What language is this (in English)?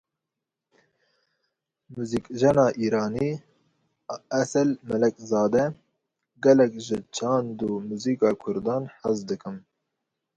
Kurdish